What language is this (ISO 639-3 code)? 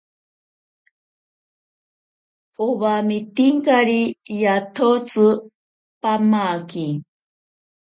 prq